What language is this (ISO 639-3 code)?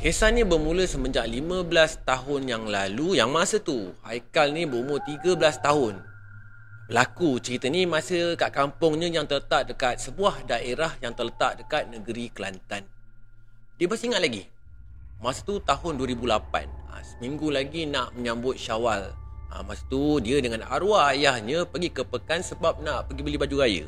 msa